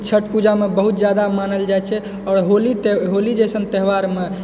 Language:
Maithili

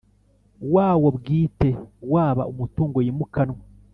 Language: Kinyarwanda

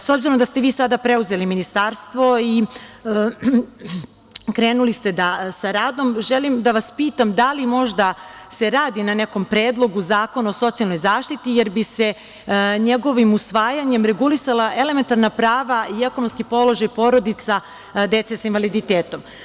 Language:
Serbian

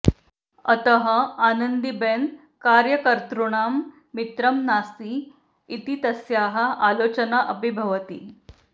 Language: Sanskrit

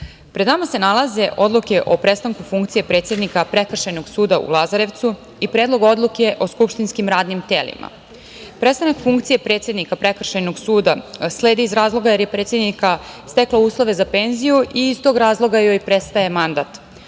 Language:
Serbian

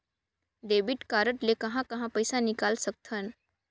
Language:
Chhattisgarhi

